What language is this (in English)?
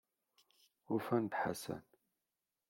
Kabyle